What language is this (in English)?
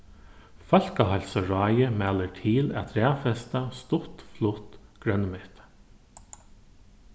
Faroese